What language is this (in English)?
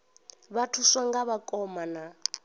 Venda